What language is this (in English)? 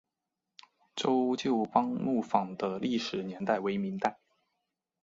Chinese